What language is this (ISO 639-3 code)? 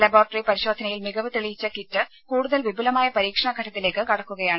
mal